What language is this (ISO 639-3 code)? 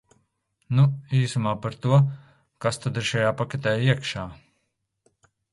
lav